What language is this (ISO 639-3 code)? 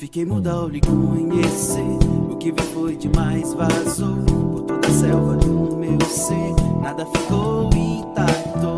por